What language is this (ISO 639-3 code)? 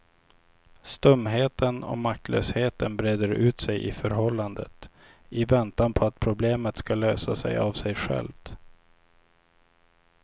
swe